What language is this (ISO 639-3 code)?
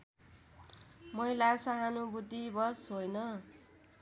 nep